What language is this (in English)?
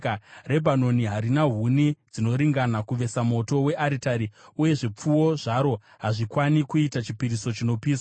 Shona